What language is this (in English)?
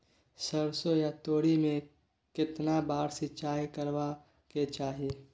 Maithili